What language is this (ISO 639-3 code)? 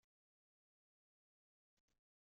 kab